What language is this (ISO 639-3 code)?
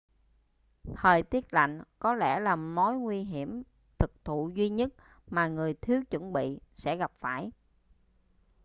vie